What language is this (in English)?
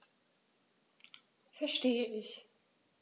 German